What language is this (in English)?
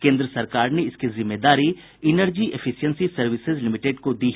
Hindi